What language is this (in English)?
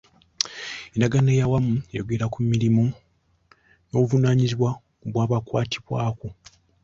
Ganda